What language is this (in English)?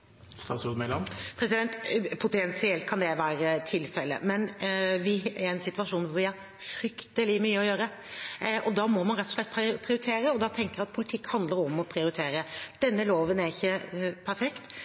Norwegian